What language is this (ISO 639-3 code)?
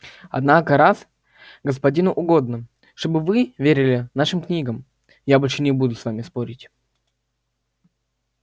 rus